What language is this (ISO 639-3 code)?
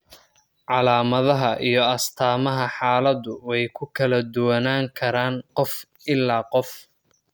som